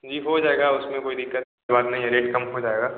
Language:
Hindi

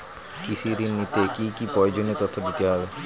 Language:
Bangla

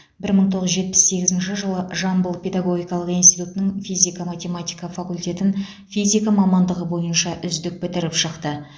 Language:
Kazakh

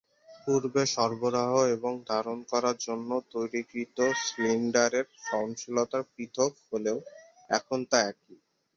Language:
Bangla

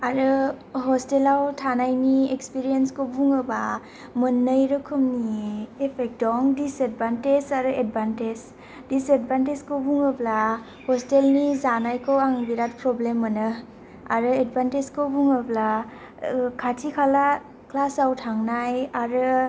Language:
Bodo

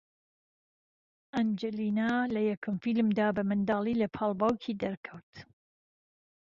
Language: Central Kurdish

